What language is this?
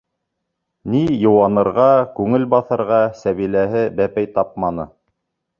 Bashkir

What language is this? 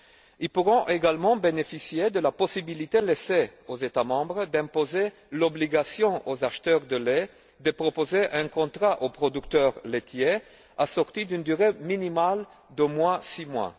French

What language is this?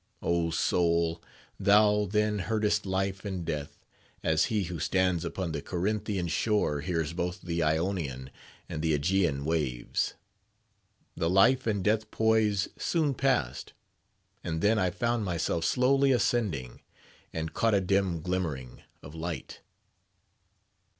English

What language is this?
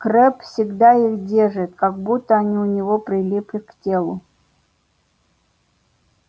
Russian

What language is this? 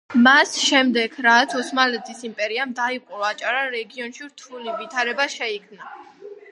Georgian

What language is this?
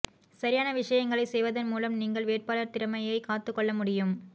Tamil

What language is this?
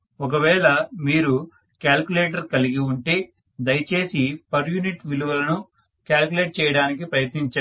Telugu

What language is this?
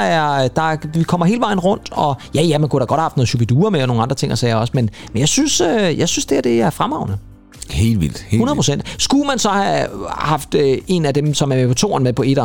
Danish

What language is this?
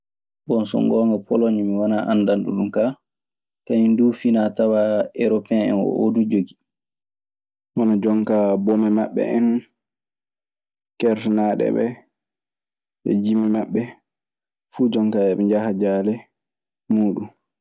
Maasina Fulfulde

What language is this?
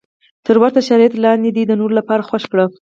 Pashto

